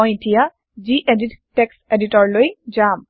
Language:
Assamese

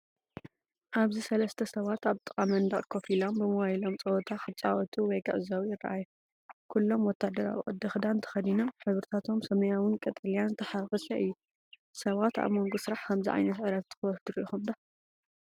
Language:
Tigrinya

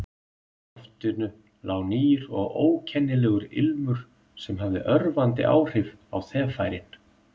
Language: Icelandic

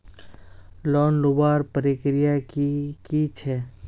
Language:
Magahi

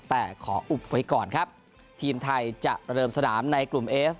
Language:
Thai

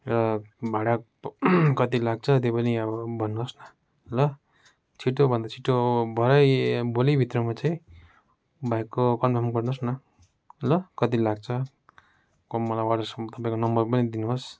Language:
Nepali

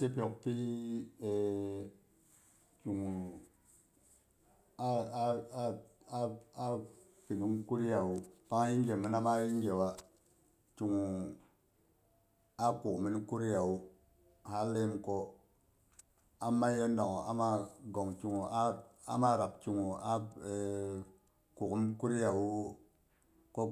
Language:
Boghom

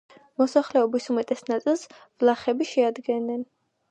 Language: Georgian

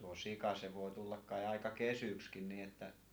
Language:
Finnish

